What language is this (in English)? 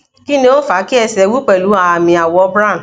Yoruba